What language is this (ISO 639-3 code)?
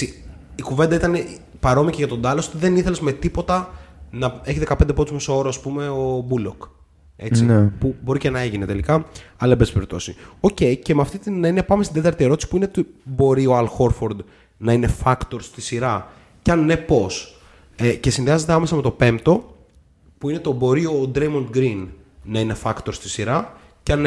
ell